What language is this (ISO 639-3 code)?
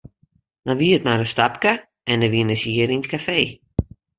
fry